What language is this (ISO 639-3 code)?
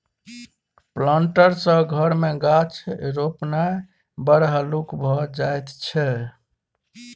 mai